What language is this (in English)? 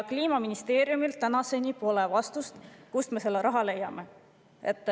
Estonian